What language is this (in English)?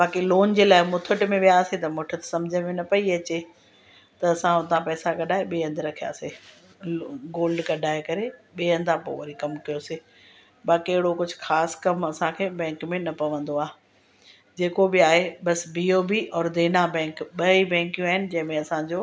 Sindhi